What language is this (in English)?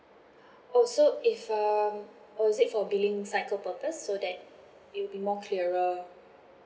English